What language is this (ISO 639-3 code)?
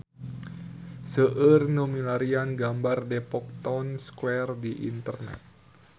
sun